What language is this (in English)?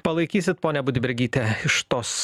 Lithuanian